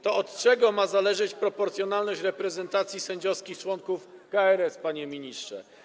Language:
Polish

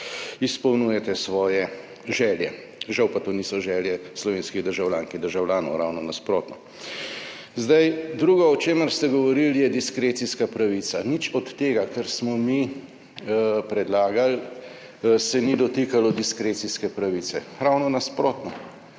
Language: Slovenian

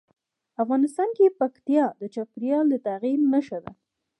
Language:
Pashto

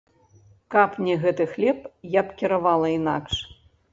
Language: Belarusian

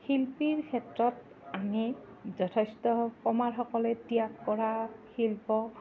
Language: Assamese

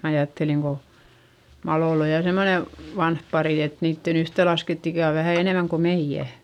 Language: Finnish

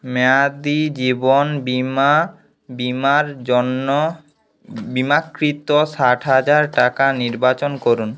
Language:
Bangla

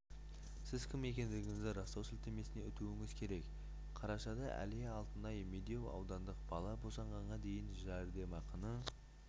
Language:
Kazakh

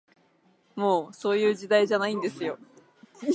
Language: Japanese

